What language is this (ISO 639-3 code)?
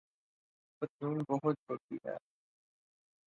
urd